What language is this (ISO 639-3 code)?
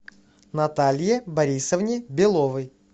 rus